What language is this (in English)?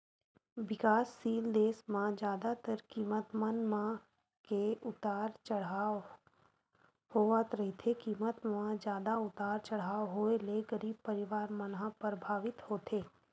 Chhattisgarhi